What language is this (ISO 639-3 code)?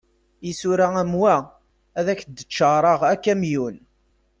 kab